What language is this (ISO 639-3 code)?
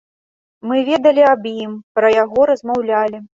bel